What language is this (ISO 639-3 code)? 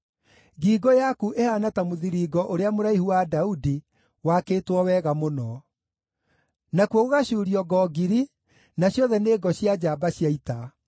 kik